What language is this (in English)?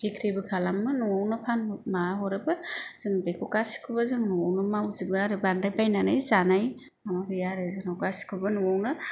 Bodo